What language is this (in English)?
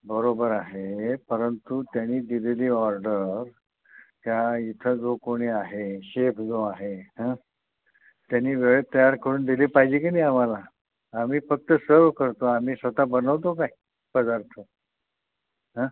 Marathi